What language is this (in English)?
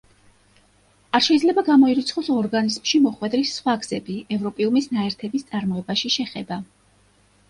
Georgian